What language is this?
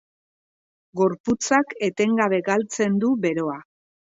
Basque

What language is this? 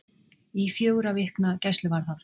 Icelandic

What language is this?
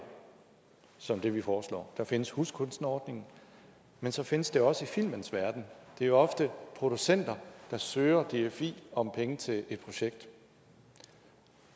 Danish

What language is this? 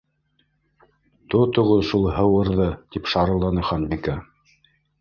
Bashkir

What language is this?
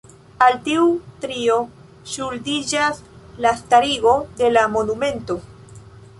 Esperanto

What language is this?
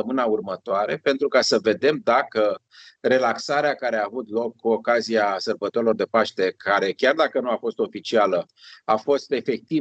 Romanian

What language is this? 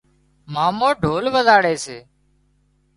Wadiyara Koli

